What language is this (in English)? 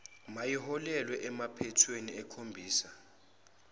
Zulu